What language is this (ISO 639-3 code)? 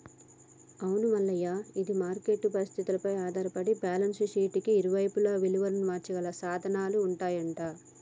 tel